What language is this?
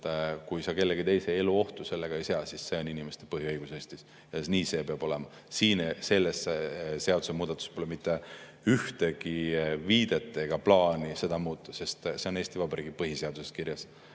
Estonian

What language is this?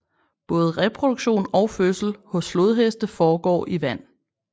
Danish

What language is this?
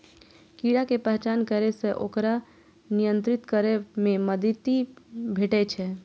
Maithili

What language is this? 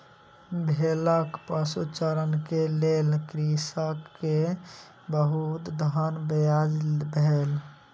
Maithili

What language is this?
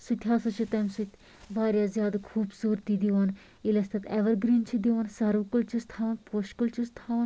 Kashmiri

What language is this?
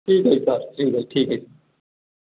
Maithili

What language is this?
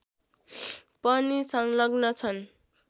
Nepali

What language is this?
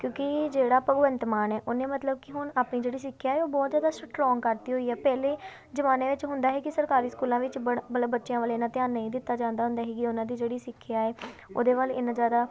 Punjabi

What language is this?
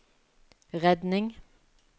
Norwegian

